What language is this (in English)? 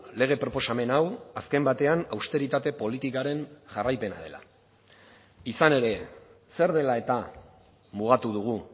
Basque